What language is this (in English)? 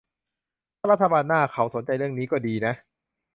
Thai